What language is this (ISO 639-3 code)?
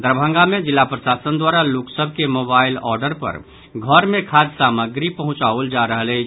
mai